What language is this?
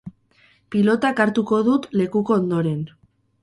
Basque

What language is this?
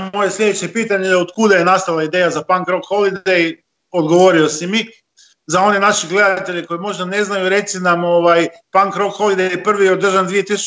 Croatian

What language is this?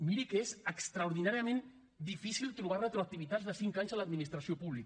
Catalan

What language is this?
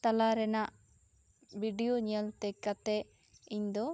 Santali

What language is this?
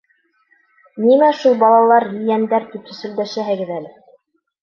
Bashkir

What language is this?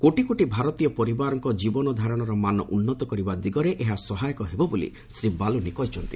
Odia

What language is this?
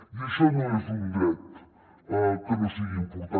Catalan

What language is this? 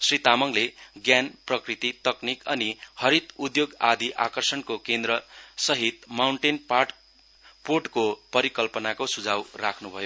Nepali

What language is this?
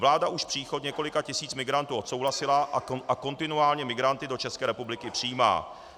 Czech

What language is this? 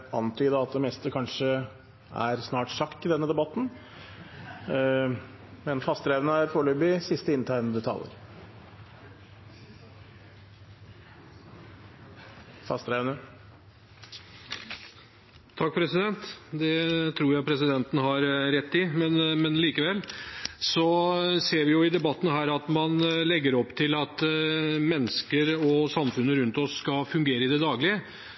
Norwegian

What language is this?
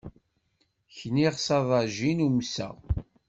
Kabyle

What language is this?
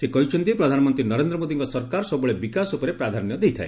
Odia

